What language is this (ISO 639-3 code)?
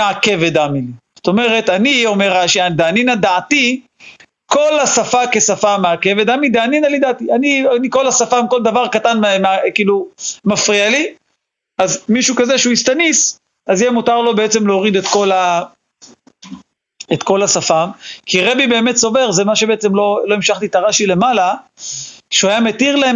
heb